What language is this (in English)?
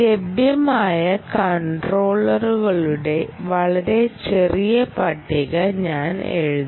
Malayalam